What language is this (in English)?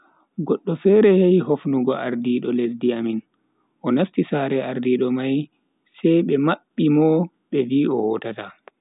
Bagirmi Fulfulde